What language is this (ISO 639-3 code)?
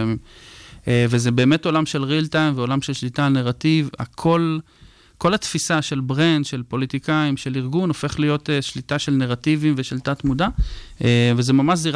heb